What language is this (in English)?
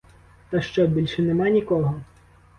Ukrainian